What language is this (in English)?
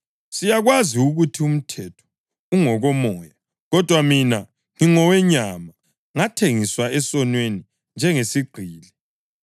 North Ndebele